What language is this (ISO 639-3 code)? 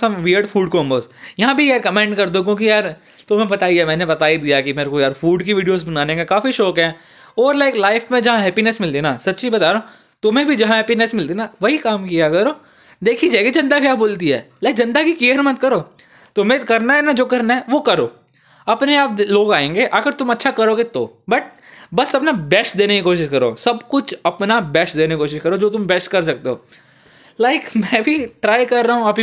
hin